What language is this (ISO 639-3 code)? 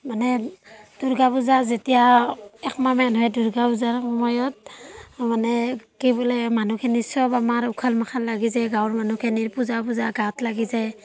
asm